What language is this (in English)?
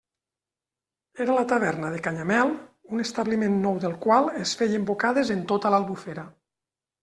Catalan